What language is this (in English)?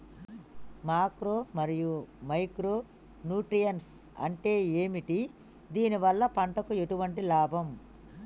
Telugu